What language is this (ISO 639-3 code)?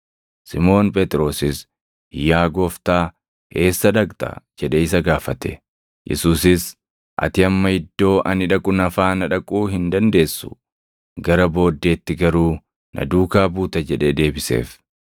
orm